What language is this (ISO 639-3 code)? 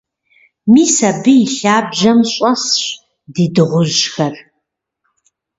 kbd